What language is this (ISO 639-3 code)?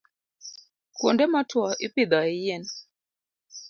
luo